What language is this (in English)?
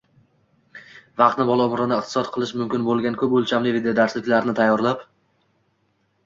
Uzbek